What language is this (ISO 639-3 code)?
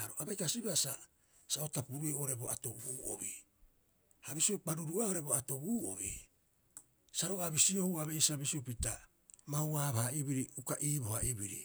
kyx